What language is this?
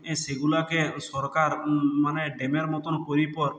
Bangla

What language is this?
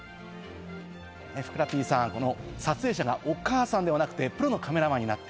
Japanese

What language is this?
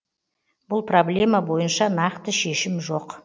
Kazakh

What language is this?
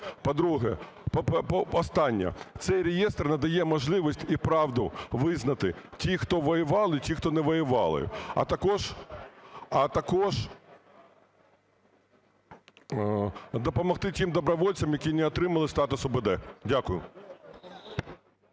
Ukrainian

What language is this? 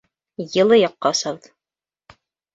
Bashkir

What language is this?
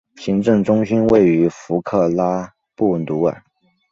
Chinese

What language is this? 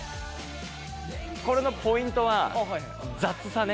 Japanese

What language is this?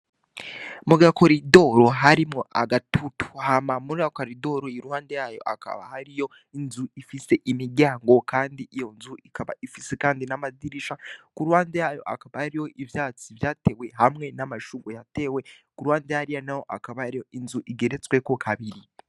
Rundi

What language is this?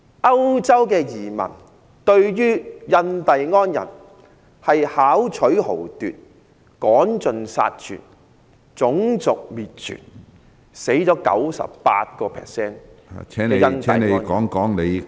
Cantonese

